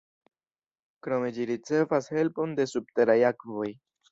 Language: Esperanto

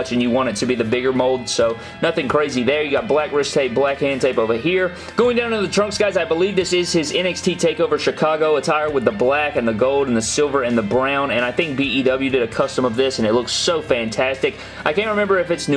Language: English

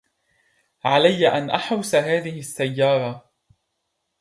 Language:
Arabic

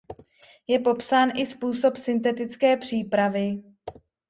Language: Czech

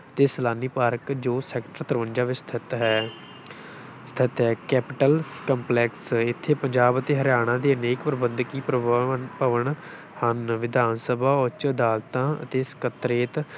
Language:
Punjabi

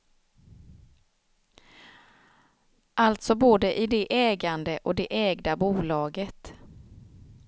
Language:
Swedish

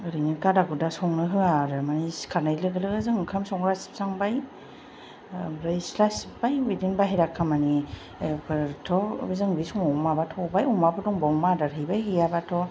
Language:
Bodo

